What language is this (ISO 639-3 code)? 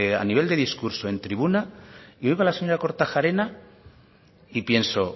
spa